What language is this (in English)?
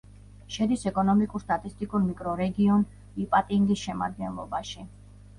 Georgian